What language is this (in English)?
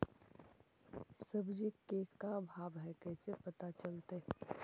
Magahi